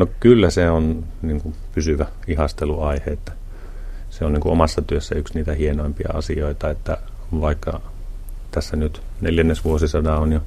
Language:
Finnish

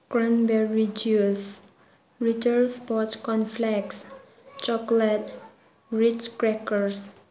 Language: Manipuri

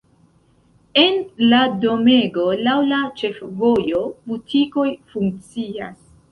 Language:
Esperanto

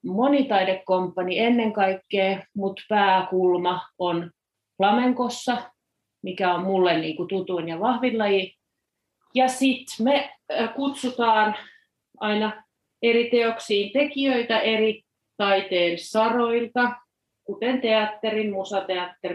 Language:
Finnish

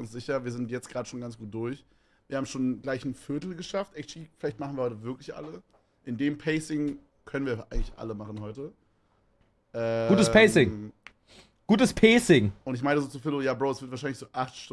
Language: German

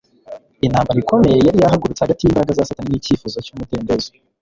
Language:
Kinyarwanda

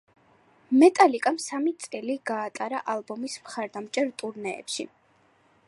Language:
Georgian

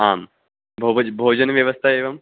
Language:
Sanskrit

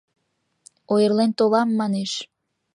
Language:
Mari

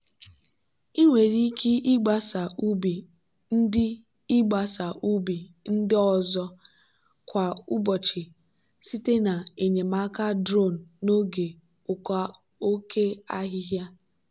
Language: Igbo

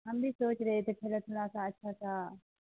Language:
Urdu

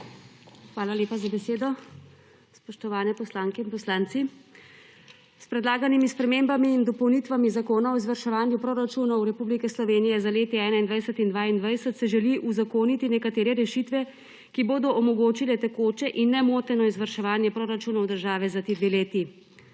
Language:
Slovenian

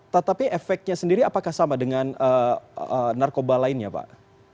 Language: Indonesian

